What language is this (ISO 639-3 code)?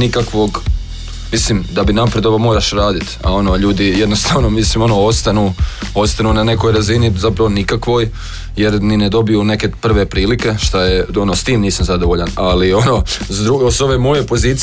hrv